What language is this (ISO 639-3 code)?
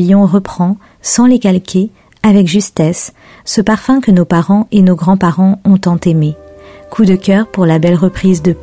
fra